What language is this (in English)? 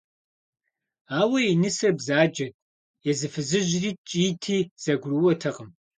Kabardian